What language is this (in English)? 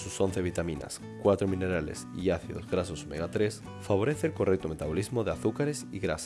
Spanish